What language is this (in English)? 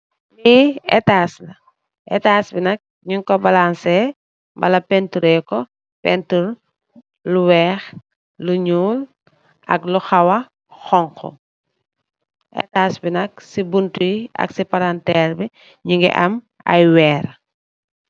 Wolof